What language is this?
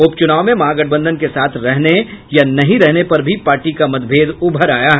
Hindi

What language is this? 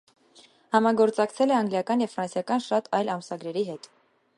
Armenian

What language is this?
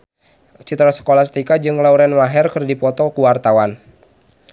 Sundanese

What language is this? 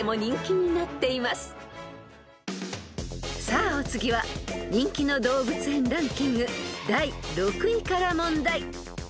Japanese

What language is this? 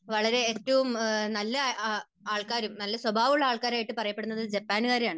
Malayalam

